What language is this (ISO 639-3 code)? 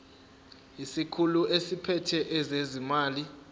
zul